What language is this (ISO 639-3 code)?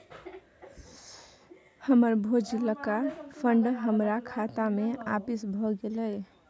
mai